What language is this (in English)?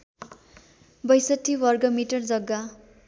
Nepali